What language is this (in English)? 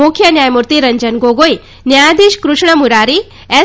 Gujarati